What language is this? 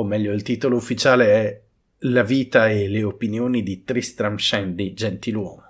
Italian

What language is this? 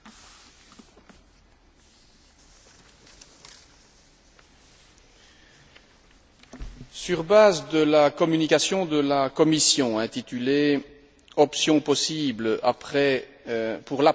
French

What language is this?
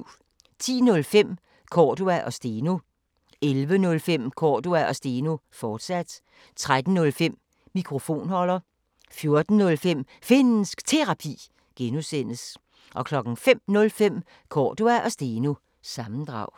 Danish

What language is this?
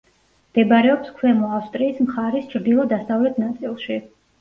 Georgian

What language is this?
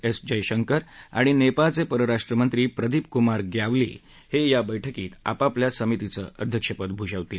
Marathi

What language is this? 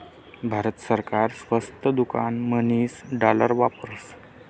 Marathi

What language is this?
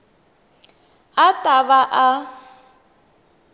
Tsonga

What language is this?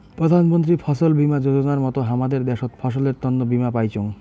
Bangla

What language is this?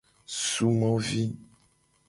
Gen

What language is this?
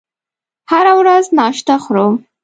Pashto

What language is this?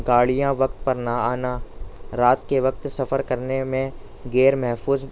Urdu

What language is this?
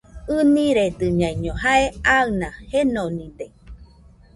Nüpode Huitoto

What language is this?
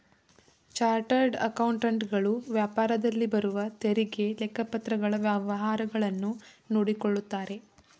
Kannada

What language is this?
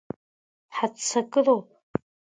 Abkhazian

